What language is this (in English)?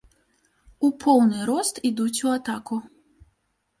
Belarusian